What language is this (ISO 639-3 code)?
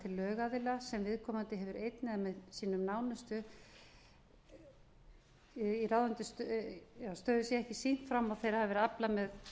isl